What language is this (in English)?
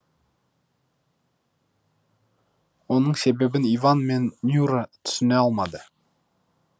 Kazakh